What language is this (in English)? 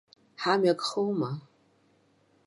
Abkhazian